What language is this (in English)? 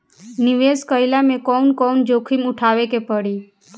Bhojpuri